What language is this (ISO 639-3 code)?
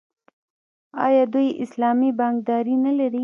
pus